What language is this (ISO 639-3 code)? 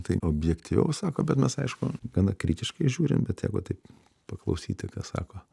lit